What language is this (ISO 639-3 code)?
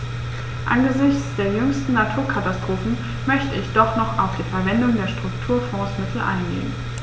deu